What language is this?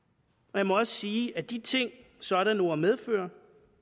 Danish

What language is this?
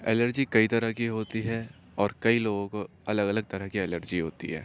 Urdu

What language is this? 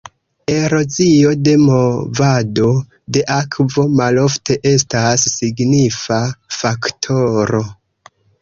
Esperanto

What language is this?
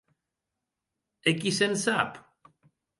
Occitan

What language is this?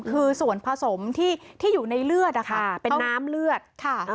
Thai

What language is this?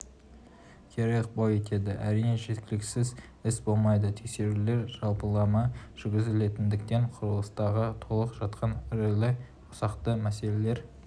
Kazakh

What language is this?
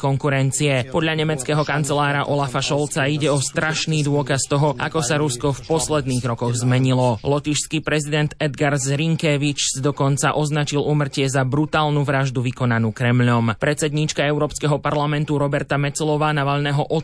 Slovak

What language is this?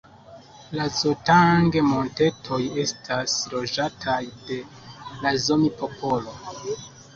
Esperanto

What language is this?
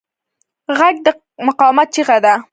Pashto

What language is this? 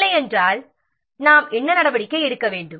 Tamil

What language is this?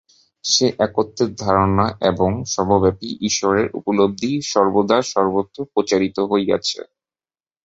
Bangla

